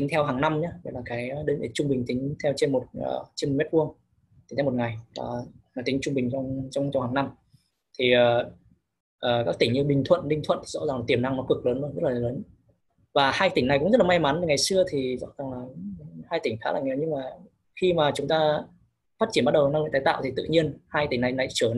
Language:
Vietnamese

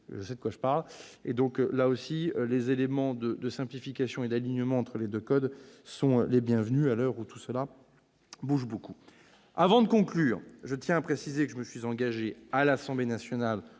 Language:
French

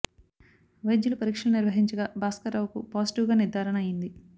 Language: Telugu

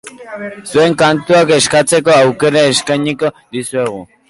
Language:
Basque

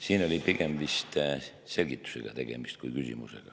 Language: Estonian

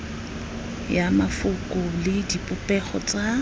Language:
Tswana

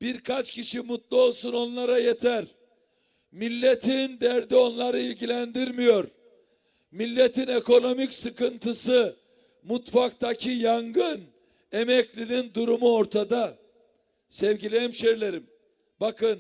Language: Turkish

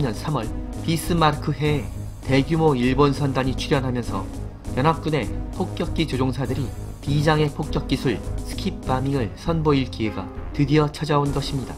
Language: Korean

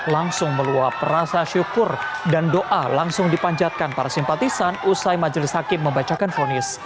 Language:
Indonesian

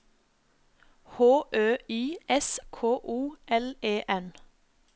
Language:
Norwegian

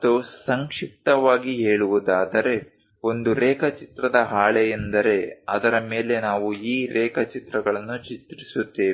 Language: Kannada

